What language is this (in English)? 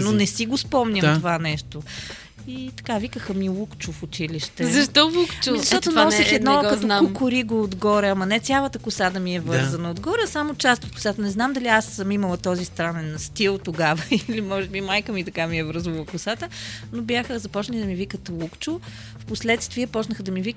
Bulgarian